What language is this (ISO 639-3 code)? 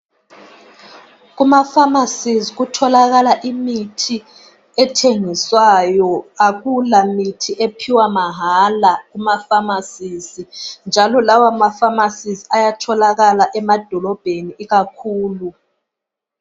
nde